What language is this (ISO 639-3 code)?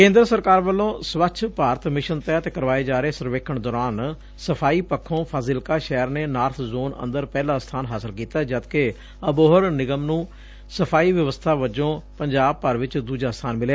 pan